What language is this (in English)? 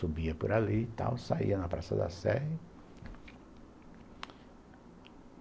Portuguese